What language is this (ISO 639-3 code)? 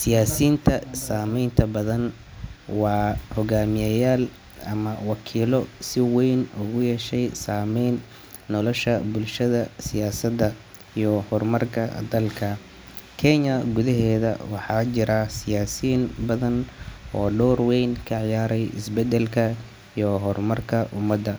som